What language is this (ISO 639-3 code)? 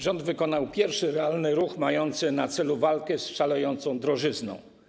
pol